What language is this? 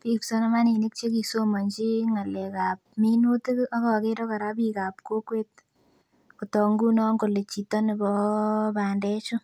Kalenjin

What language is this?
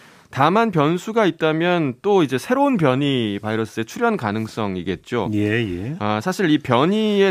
Korean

